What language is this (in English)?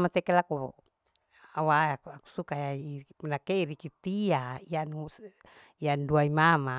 Larike-Wakasihu